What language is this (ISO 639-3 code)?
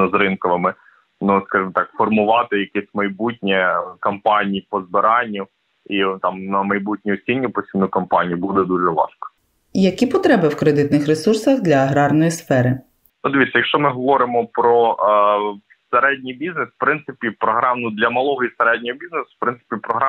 ukr